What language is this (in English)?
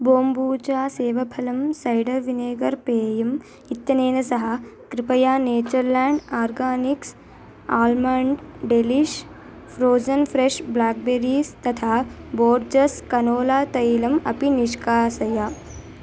Sanskrit